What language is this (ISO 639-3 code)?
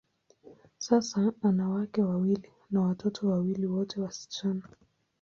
swa